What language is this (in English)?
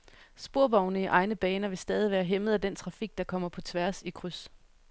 Danish